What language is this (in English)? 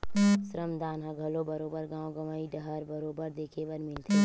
Chhattisgarhi